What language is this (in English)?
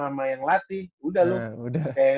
Indonesian